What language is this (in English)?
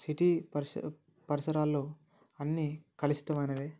Telugu